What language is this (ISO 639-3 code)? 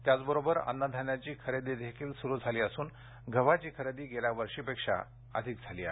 mar